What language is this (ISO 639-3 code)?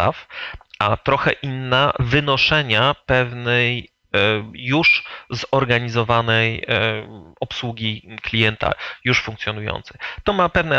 pol